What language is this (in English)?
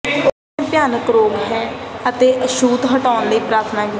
Punjabi